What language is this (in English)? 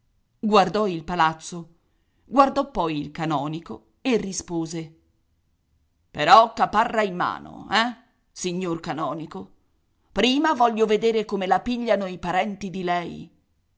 Italian